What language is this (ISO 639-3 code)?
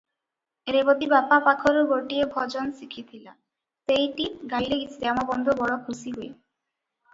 ori